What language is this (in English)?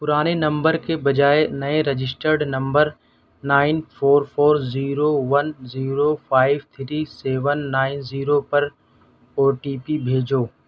Urdu